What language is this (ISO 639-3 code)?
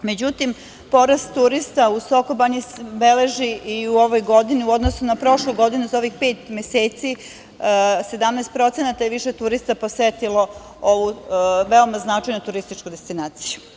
srp